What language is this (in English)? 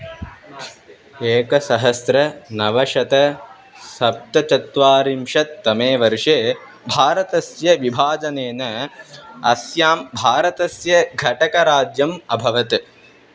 Sanskrit